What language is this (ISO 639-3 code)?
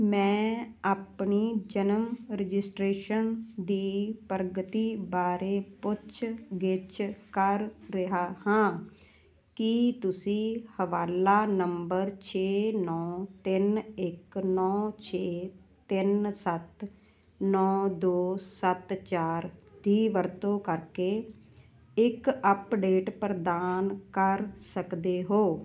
pan